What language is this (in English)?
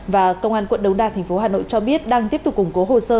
Vietnamese